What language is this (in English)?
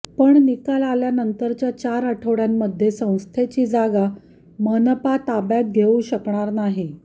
Marathi